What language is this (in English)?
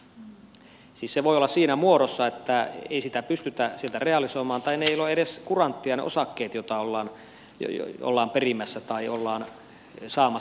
Finnish